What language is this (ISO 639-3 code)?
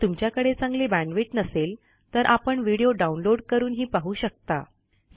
mar